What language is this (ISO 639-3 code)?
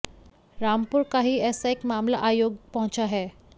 hin